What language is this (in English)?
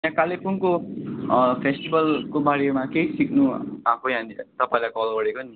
Nepali